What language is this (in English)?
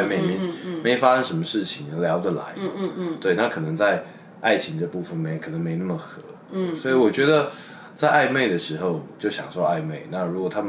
Chinese